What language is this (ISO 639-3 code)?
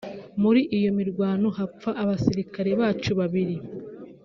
kin